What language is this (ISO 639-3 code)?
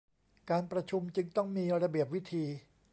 tha